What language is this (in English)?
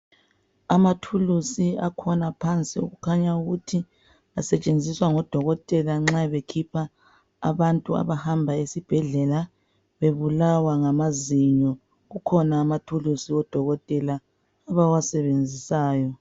North Ndebele